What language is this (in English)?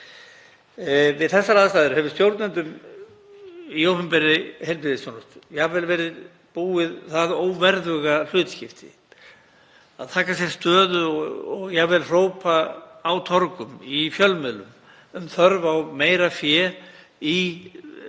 Icelandic